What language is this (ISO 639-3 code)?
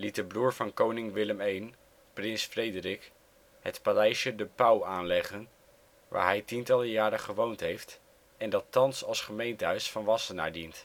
nld